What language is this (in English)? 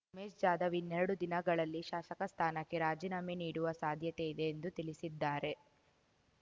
Kannada